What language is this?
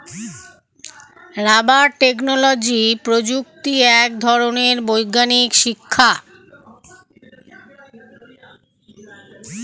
Bangla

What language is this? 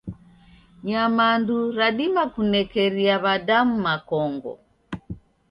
Taita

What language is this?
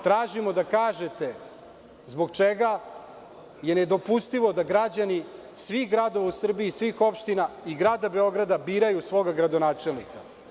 Serbian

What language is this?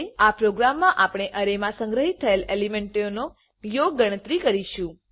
Gujarati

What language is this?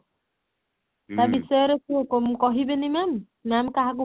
Odia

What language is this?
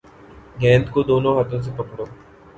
Urdu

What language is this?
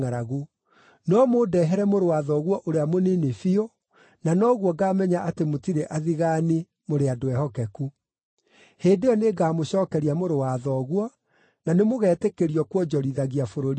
Kikuyu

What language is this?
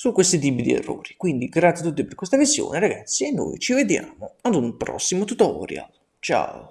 Italian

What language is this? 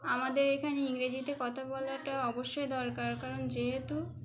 Bangla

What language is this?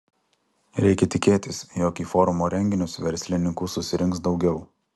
Lithuanian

